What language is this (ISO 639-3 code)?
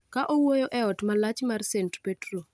luo